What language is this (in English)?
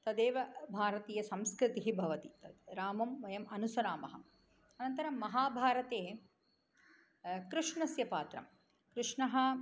Sanskrit